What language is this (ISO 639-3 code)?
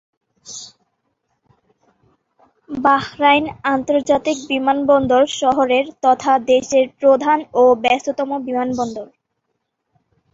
ben